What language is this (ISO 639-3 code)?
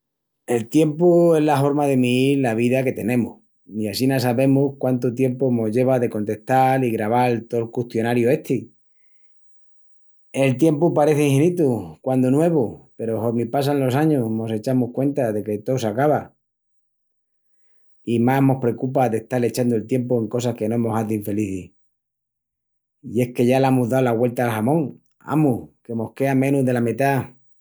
ext